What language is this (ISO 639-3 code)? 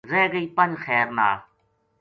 gju